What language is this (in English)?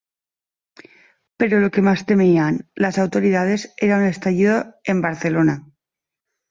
Spanish